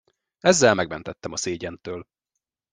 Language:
Hungarian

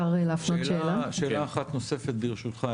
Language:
Hebrew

